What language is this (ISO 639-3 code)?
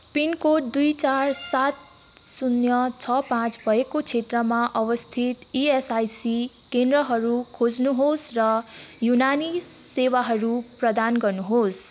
nep